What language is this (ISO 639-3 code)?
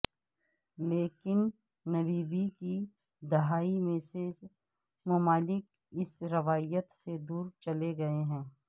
urd